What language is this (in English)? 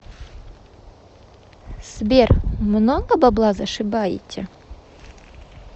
Russian